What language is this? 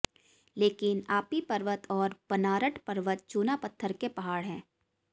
Hindi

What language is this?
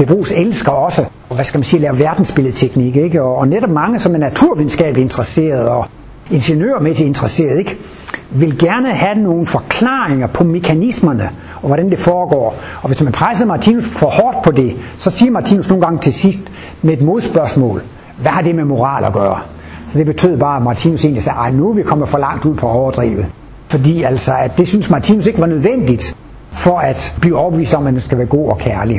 Danish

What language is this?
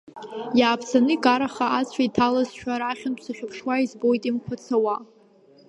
Abkhazian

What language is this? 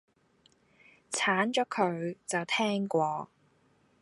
Cantonese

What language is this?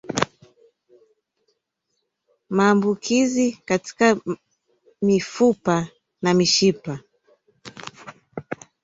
Swahili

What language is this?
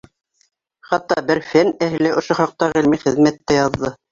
Bashkir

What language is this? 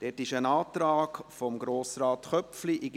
Swiss German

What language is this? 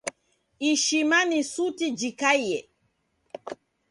Taita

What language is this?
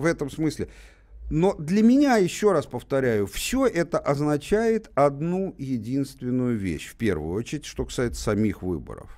Russian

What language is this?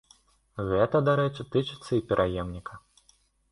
Belarusian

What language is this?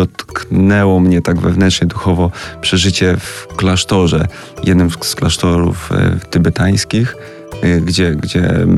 Polish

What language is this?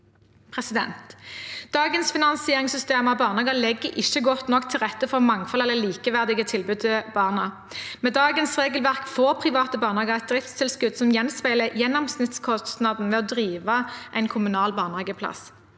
Norwegian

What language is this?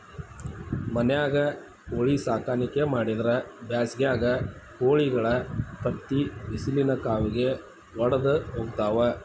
Kannada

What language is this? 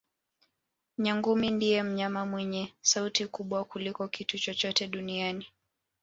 Swahili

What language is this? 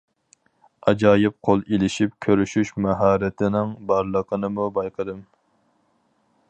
Uyghur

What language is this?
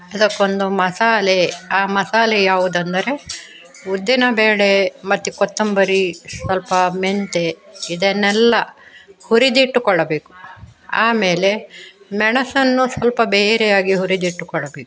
Kannada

